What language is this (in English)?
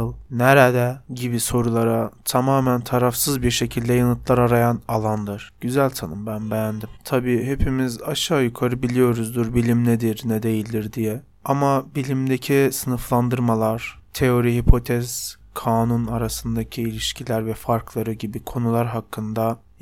Turkish